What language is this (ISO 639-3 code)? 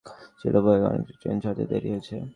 ben